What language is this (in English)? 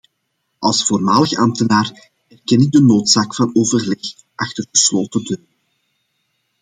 Dutch